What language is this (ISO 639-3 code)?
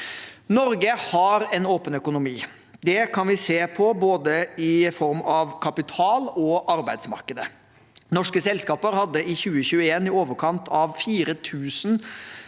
nor